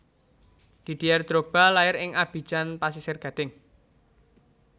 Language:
Javanese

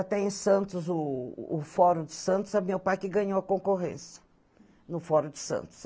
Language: Portuguese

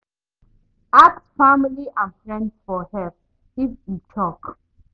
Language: Nigerian Pidgin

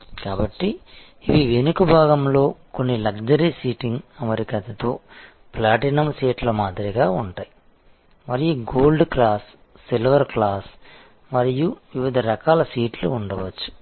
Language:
Telugu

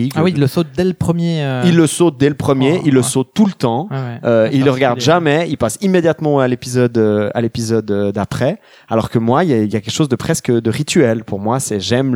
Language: French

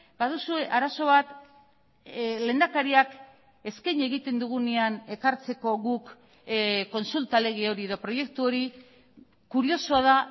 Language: Basque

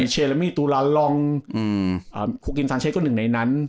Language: Thai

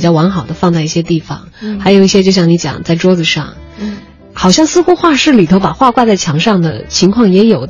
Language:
Chinese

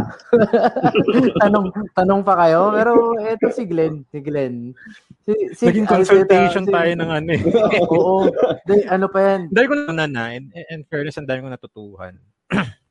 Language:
Filipino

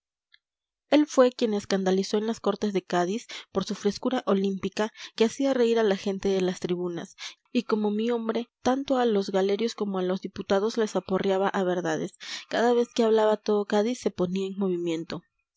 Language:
Spanish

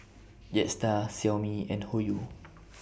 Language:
English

